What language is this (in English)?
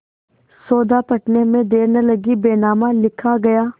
Hindi